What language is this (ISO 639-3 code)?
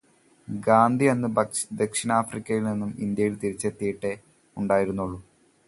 mal